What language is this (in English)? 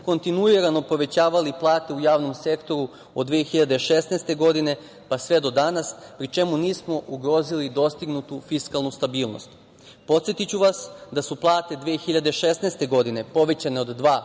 Serbian